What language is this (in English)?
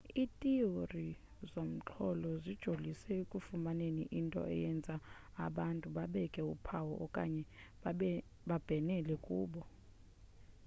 Xhosa